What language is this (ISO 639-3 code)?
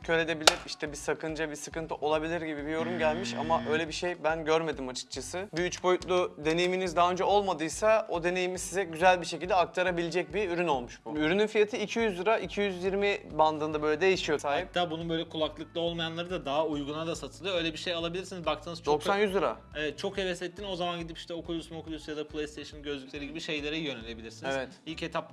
tur